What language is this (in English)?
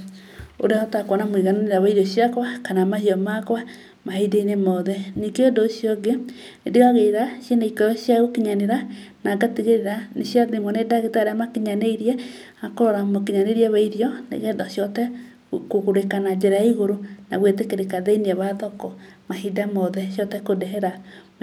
Kikuyu